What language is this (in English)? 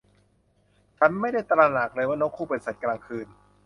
Thai